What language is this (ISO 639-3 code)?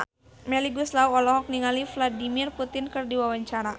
sun